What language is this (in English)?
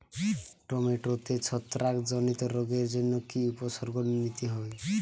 Bangla